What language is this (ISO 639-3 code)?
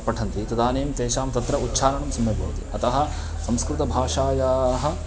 san